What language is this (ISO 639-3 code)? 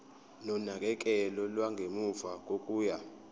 zul